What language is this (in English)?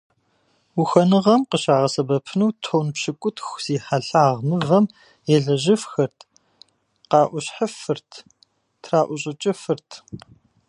Kabardian